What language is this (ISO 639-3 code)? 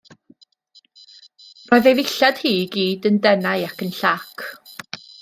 cym